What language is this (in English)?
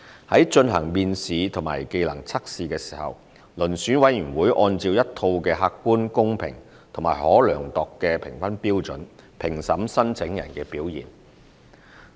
Cantonese